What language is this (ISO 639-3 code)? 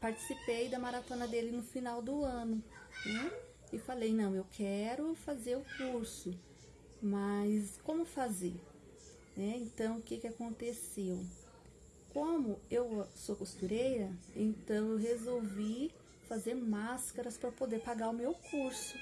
por